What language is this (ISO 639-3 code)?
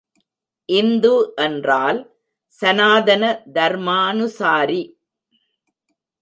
tam